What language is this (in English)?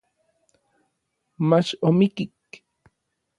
Orizaba Nahuatl